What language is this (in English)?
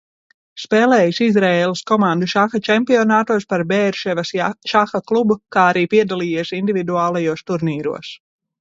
Latvian